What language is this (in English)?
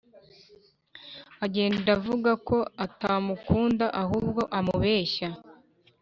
Kinyarwanda